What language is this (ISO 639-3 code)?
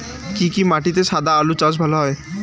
ben